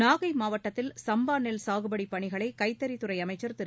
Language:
Tamil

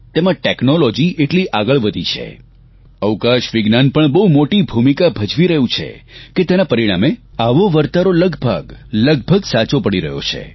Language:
Gujarati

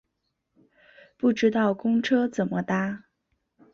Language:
Chinese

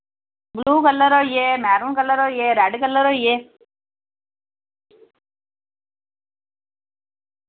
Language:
Dogri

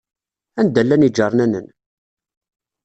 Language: Kabyle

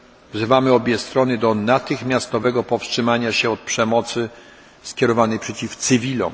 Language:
Polish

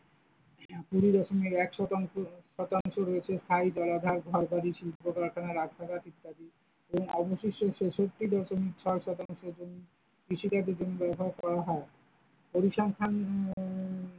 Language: Bangla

